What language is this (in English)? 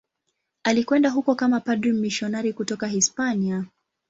Swahili